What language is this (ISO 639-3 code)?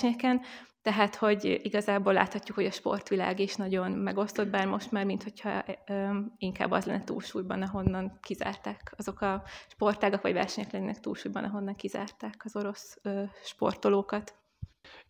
hun